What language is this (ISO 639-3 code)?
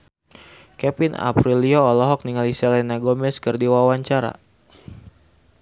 sun